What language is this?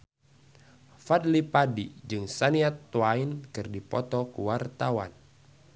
Sundanese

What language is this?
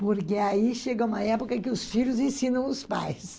Portuguese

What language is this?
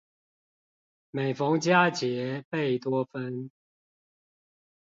Chinese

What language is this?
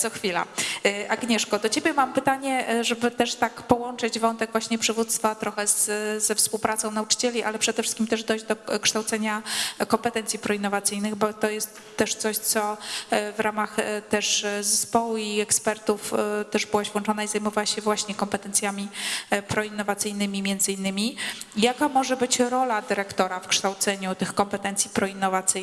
Polish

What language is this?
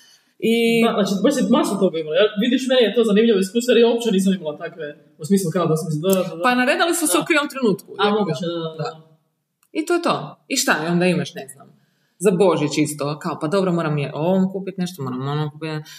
Croatian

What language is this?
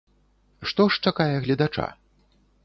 Belarusian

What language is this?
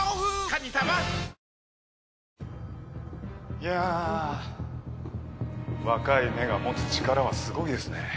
Japanese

